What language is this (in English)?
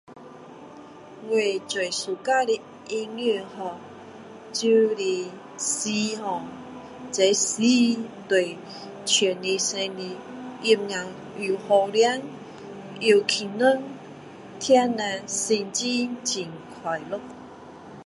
Min Dong Chinese